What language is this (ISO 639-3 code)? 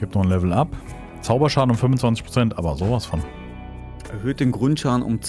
deu